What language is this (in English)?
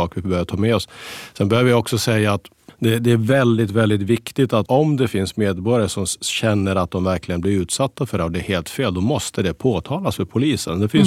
Swedish